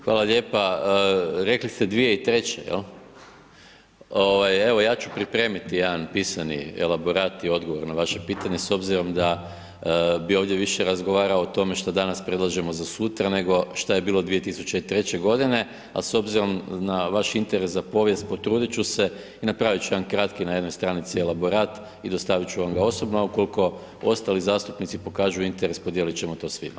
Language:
Croatian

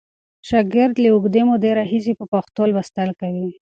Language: Pashto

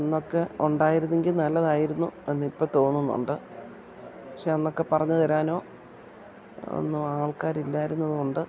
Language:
Malayalam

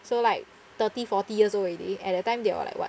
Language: English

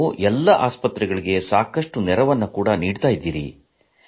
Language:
Kannada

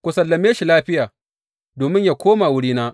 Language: Hausa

